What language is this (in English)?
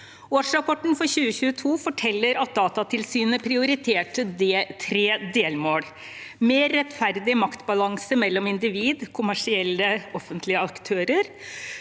Norwegian